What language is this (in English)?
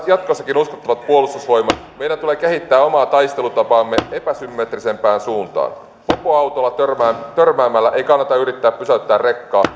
Finnish